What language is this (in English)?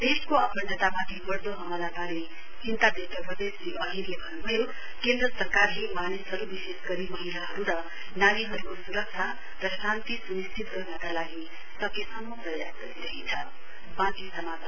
Nepali